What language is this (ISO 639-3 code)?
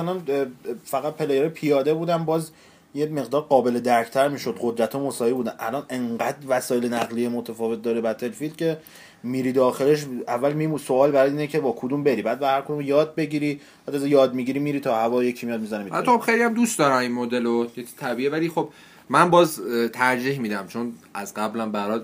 fas